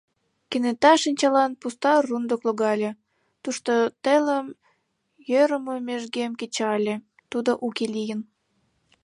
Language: Mari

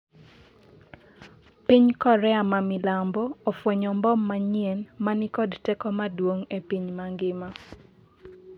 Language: Luo (Kenya and Tanzania)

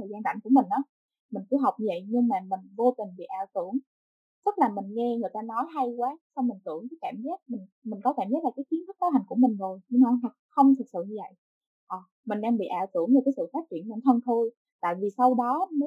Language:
Vietnamese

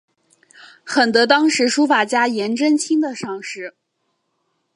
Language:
Chinese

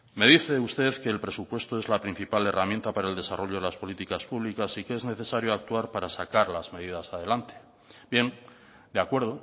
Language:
Spanish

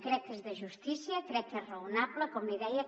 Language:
Catalan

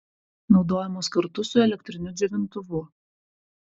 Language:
Lithuanian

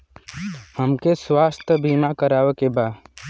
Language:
Bhojpuri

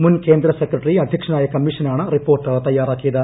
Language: Malayalam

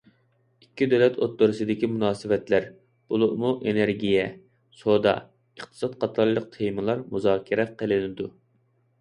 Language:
Uyghur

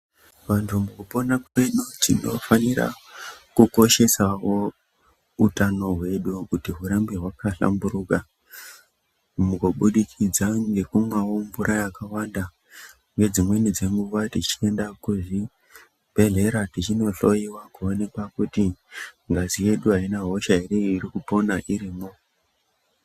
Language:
Ndau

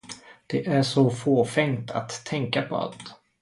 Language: Swedish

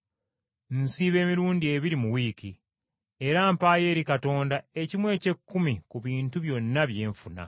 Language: Ganda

